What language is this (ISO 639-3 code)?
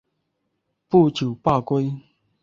zho